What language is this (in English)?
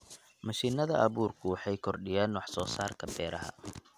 Somali